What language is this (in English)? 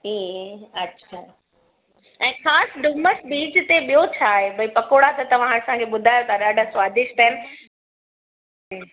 Sindhi